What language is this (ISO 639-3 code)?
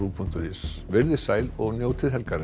isl